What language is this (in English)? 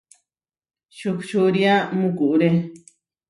Huarijio